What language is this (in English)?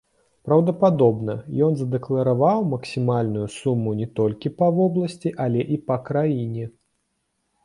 Belarusian